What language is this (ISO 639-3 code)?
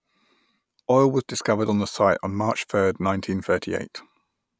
eng